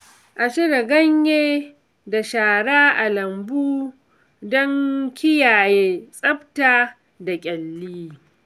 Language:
Hausa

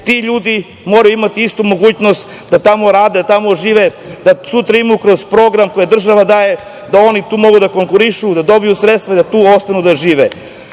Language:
Serbian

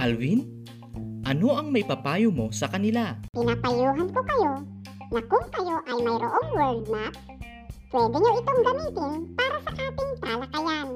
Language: Filipino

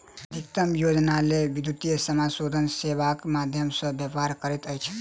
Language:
Maithili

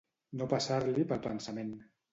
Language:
Catalan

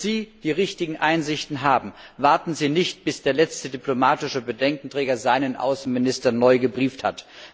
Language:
German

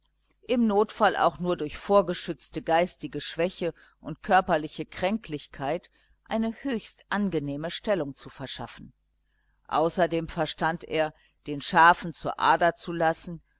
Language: German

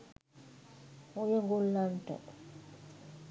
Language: Sinhala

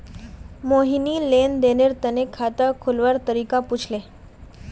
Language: Magahi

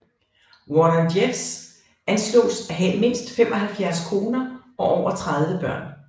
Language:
Danish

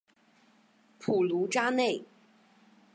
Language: Chinese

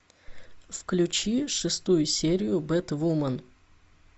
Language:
Russian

